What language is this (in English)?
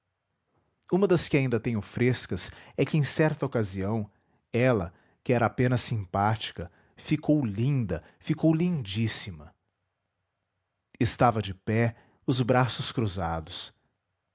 Portuguese